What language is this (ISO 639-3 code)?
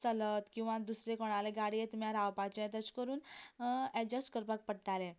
kok